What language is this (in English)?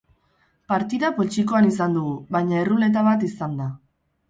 Basque